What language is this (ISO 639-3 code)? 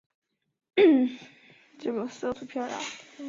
zho